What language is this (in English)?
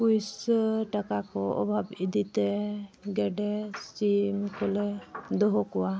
Santali